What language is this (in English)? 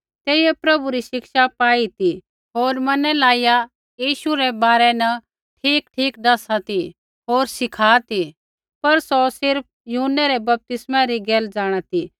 Kullu Pahari